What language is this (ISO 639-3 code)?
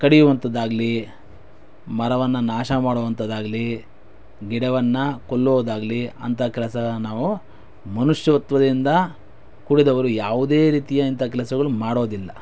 kan